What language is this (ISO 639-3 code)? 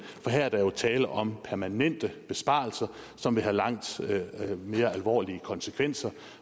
dan